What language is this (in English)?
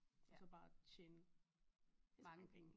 Danish